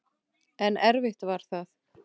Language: Icelandic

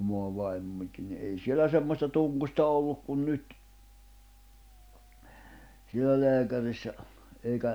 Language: Finnish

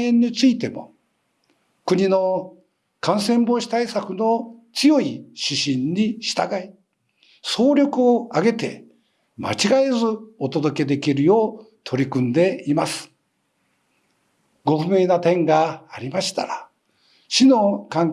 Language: Japanese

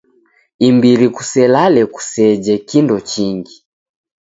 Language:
Taita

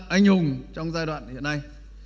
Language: Vietnamese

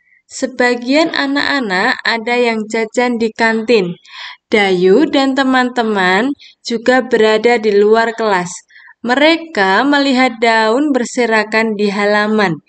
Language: Indonesian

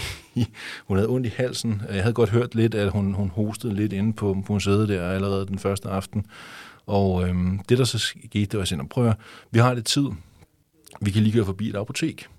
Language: Danish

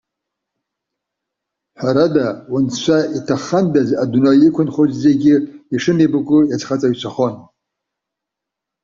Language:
Abkhazian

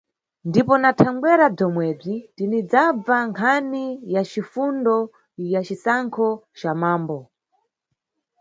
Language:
Nyungwe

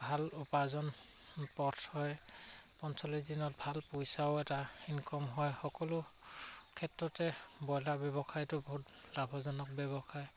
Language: Assamese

